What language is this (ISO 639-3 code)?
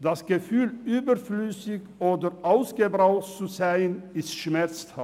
gsw